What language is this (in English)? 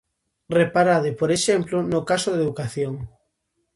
Galician